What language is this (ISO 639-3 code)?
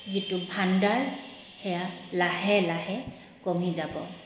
asm